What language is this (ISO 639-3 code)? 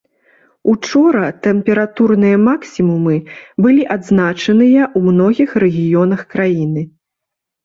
bel